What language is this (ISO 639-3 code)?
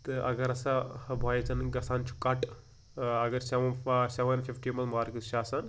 kas